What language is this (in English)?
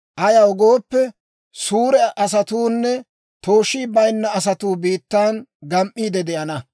Dawro